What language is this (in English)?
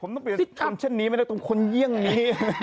Thai